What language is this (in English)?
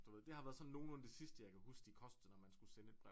Danish